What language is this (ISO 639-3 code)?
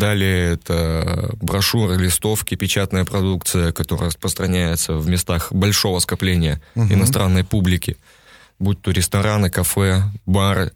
rus